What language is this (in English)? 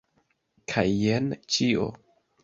Esperanto